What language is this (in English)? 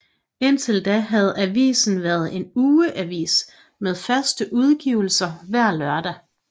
Danish